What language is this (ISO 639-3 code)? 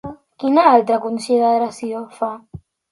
cat